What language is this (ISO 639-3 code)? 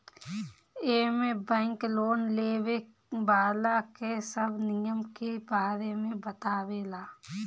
bho